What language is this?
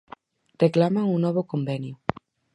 Galician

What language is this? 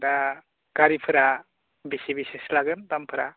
Bodo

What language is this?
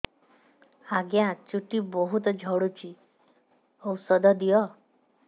Odia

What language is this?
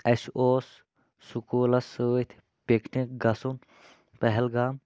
Kashmiri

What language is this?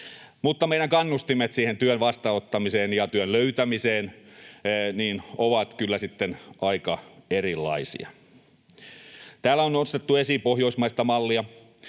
Finnish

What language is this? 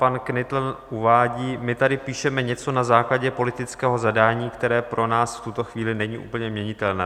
Czech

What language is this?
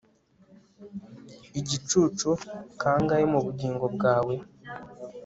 Kinyarwanda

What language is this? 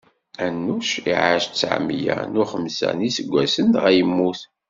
Kabyle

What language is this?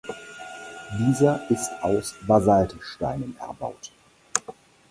German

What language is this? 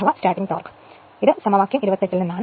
Malayalam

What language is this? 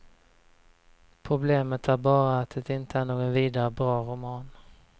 Swedish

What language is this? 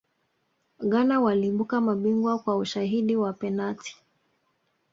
Swahili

